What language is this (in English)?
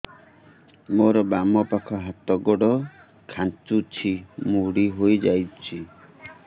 Odia